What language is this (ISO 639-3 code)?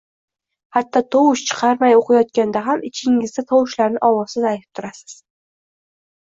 uzb